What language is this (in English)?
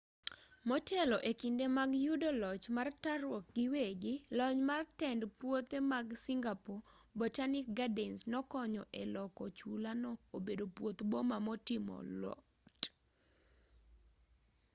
Luo (Kenya and Tanzania)